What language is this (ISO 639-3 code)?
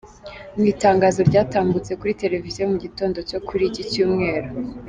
kin